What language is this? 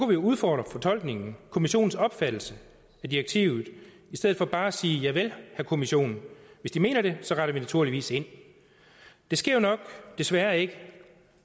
Danish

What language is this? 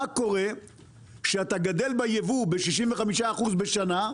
Hebrew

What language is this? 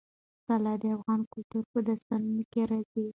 Pashto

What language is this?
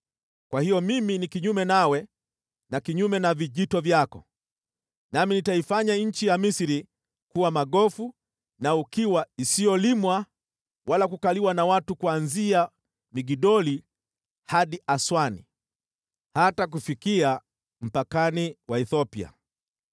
Swahili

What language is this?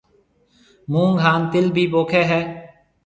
Marwari (Pakistan)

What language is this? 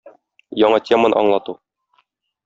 Tatar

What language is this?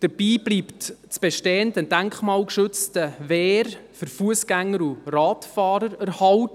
Swiss German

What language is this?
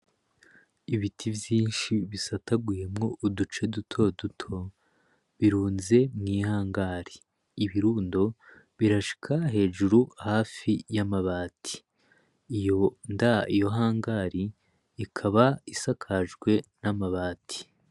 Rundi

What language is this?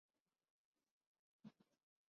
Urdu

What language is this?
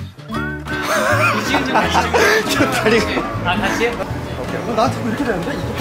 Korean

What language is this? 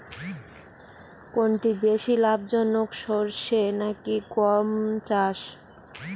Bangla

